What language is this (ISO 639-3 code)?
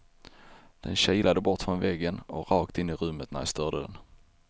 swe